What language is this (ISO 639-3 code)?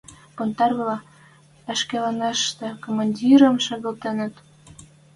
mrj